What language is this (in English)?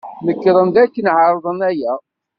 Kabyle